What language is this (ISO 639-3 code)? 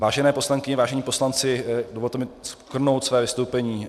ces